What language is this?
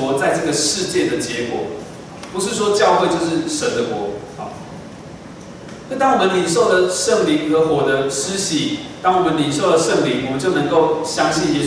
Chinese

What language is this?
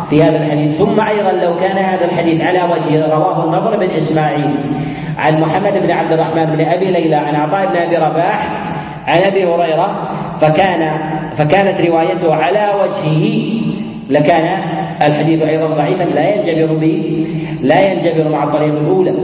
Arabic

